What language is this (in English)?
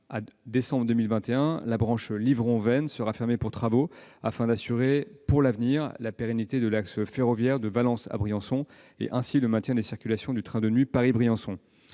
French